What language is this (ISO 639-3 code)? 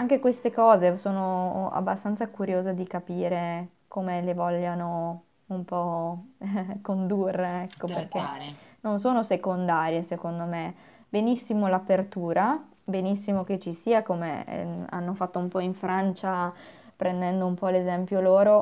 ita